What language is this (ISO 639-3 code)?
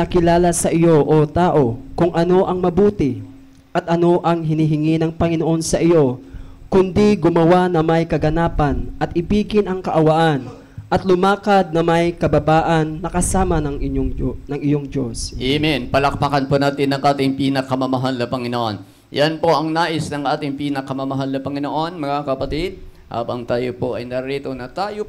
fil